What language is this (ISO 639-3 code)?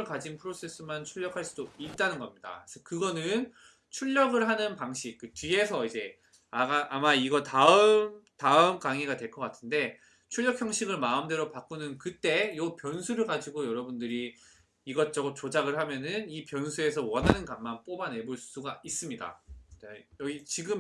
kor